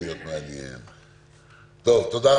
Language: Hebrew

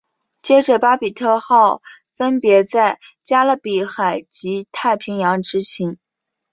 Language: Chinese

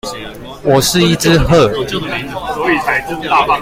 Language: Chinese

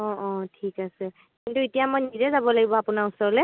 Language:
Assamese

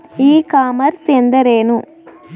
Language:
Kannada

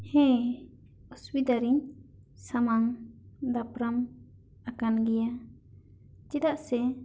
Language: Santali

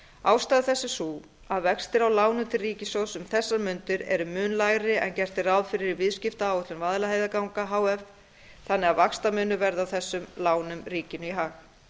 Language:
Icelandic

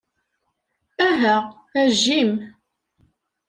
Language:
Kabyle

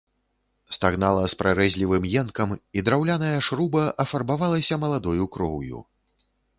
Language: Belarusian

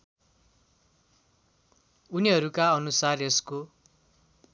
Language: Nepali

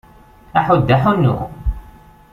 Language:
Kabyle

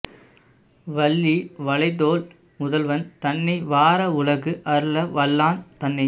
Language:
Tamil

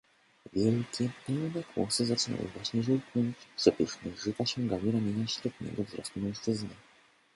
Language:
Polish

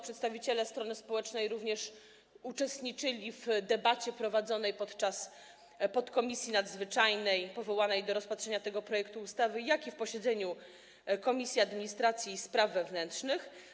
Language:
Polish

